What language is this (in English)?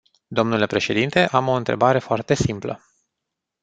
Romanian